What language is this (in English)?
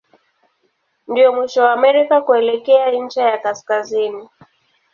Swahili